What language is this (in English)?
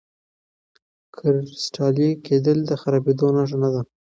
Pashto